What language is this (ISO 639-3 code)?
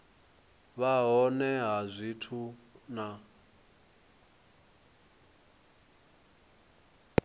ven